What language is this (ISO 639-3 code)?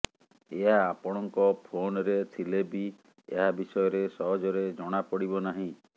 ori